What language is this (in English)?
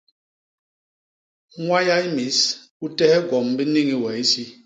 Basaa